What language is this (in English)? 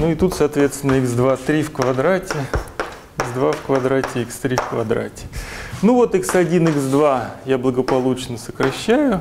Russian